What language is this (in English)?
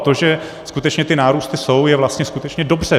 Czech